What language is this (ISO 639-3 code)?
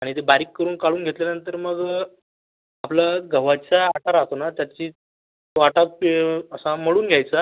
mar